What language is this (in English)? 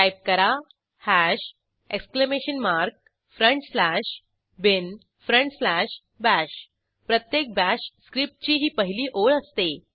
Marathi